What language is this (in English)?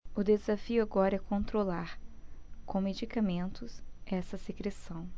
Portuguese